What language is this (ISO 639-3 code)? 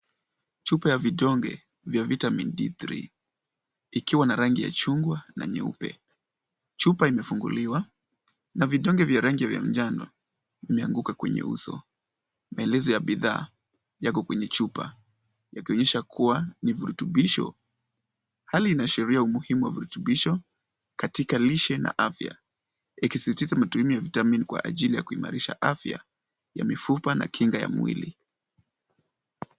swa